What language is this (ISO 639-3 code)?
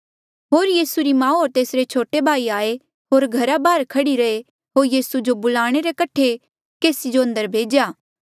mjl